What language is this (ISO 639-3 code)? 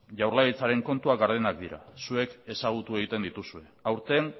eus